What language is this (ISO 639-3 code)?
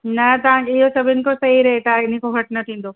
snd